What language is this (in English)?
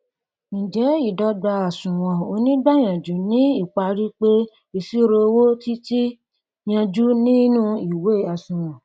Yoruba